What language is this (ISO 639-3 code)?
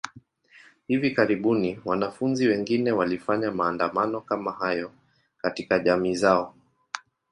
swa